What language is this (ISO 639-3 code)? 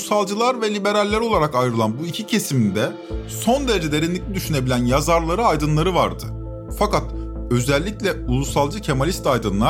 tur